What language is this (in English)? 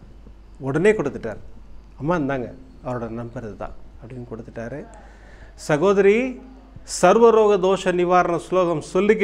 Tamil